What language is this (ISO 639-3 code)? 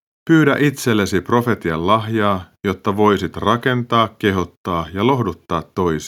fin